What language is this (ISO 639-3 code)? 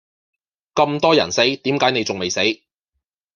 yue